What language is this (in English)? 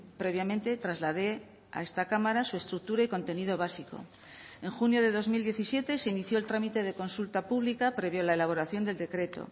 Spanish